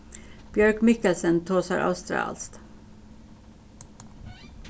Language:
Faroese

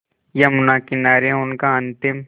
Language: Hindi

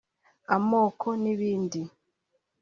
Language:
Kinyarwanda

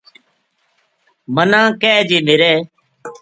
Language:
Gujari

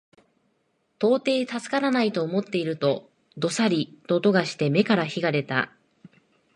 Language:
Japanese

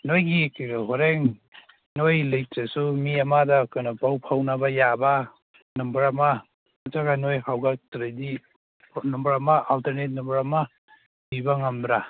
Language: Manipuri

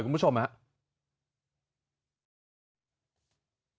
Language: Thai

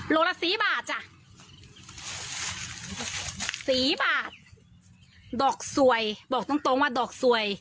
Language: Thai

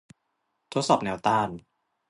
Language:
Thai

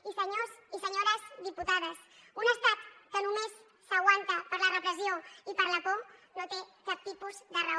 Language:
Catalan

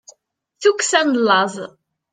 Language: Kabyle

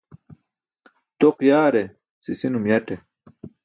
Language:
Burushaski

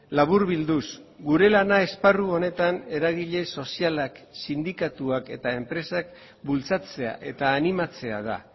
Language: Basque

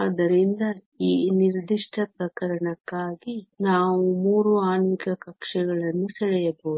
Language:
Kannada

